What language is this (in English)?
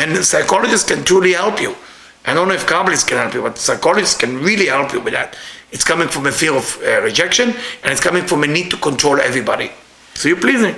English